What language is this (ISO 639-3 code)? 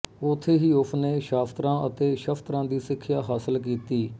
pan